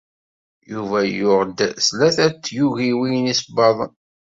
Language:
Kabyle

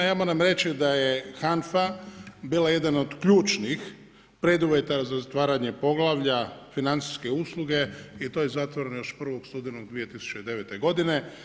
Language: Croatian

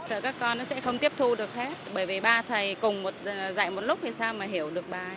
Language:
Vietnamese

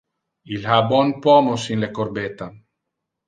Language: Interlingua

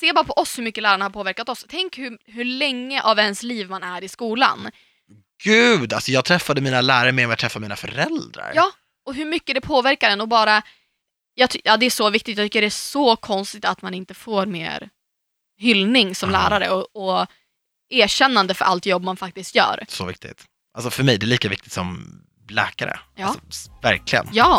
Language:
Swedish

